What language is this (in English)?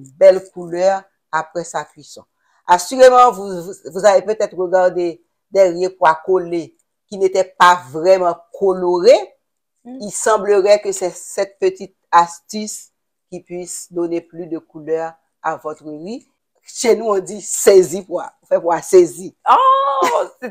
French